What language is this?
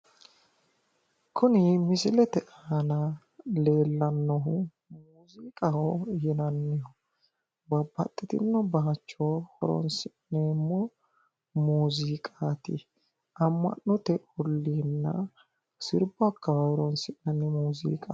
Sidamo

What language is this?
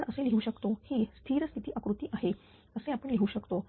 Marathi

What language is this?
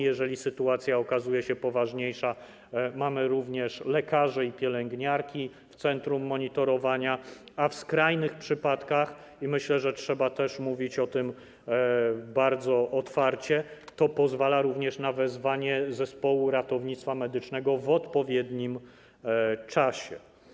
Polish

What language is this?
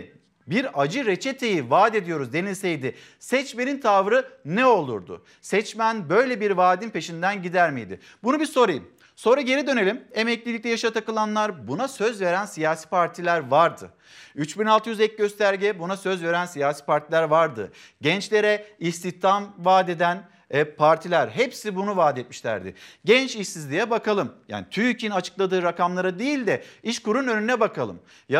Turkish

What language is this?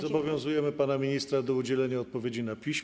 Polish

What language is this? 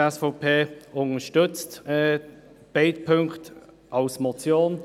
Swiss German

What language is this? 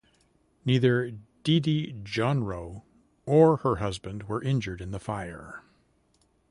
English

